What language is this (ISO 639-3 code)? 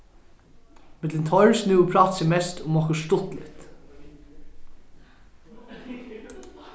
fao